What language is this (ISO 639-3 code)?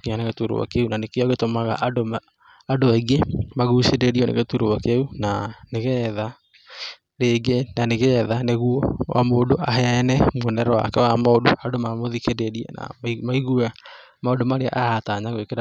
kik